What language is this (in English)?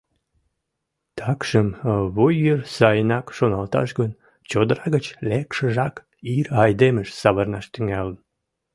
Mari